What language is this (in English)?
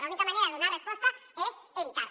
Catalan